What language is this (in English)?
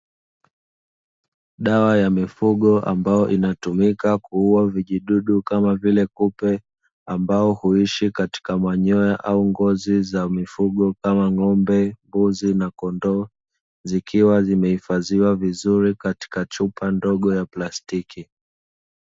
Swahili